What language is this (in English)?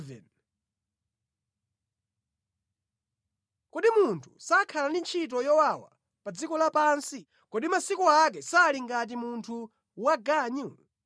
Nyanja